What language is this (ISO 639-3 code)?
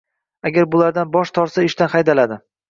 uzb